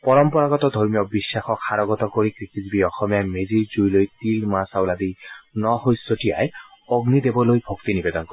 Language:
Assamese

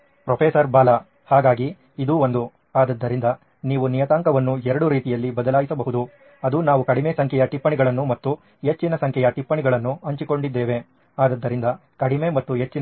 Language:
Kannada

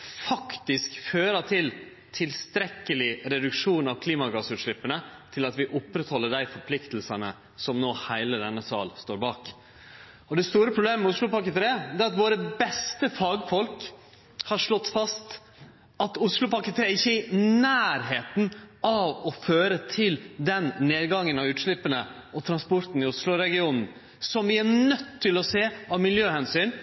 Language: Norwegian Nynorsk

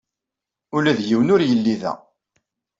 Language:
Kabyle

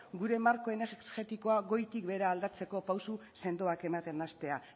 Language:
Basque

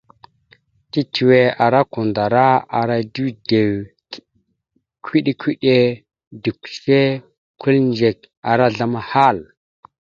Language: Mada (Cameroon)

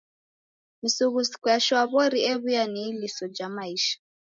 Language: Taita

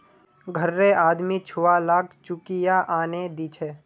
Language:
Magahi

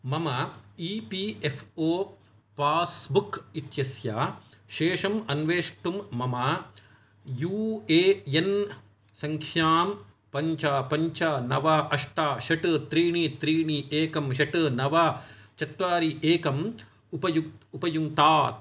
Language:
Sanskrit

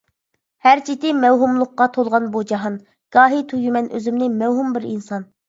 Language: Uyghur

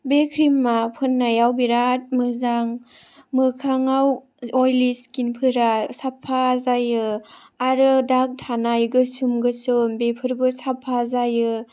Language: Bodo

